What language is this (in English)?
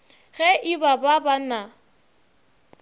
Northern Sotho